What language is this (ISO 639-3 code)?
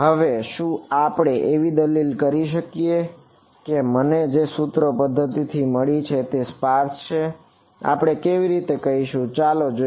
guj